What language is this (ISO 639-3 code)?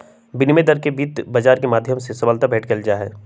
mag